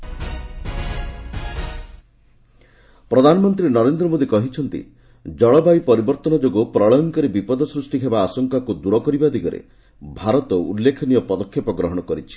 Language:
Odia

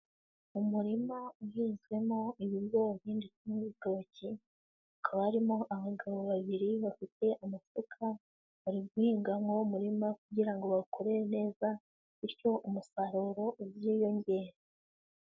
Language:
Kinyarwanda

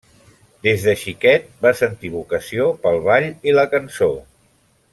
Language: Catalan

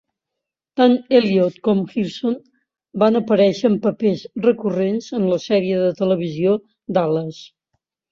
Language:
Catalan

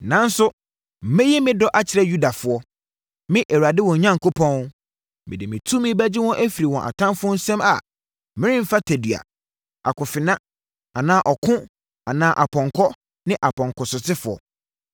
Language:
Akan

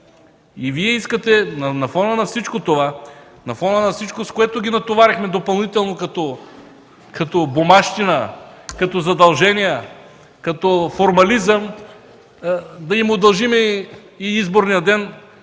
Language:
Bulgarian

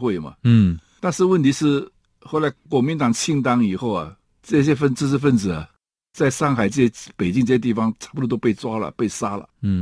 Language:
Chinese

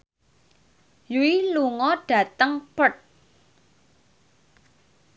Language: Javanese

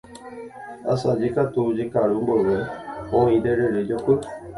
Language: Guarani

